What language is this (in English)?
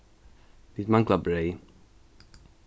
Faroese